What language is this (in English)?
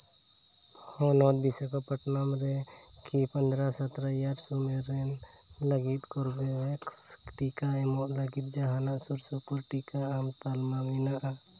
Santali